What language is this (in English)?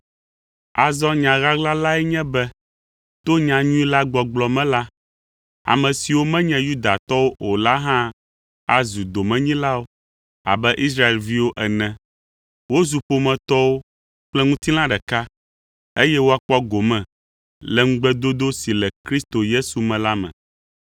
Ewe